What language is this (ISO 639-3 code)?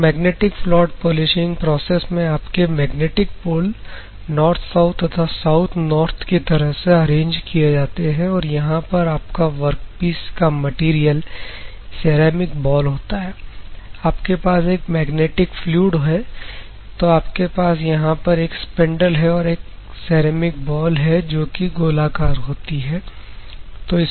hin